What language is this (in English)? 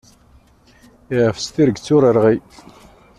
Kabyle